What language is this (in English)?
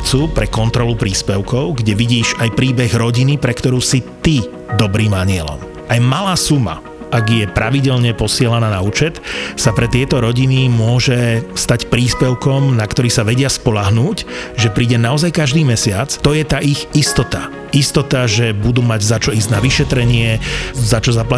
Slovak